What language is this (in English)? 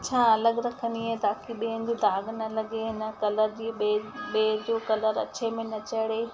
Sindhi